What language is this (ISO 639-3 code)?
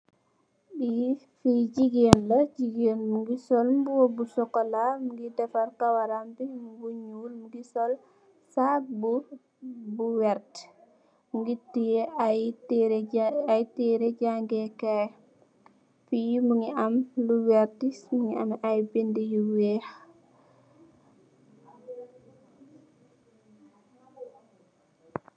wol